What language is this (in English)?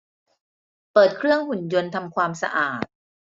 Thai